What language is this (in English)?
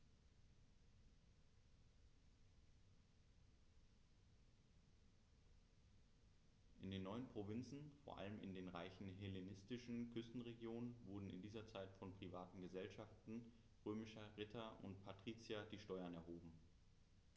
German